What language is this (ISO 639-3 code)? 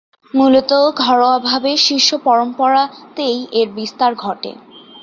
ben